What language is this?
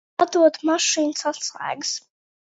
Latvian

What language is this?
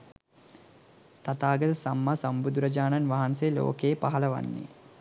Sinhala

